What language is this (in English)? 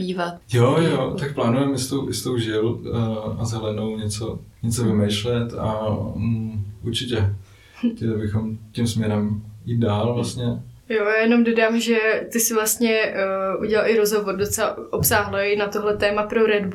Czech